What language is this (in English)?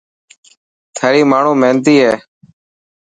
Dhatki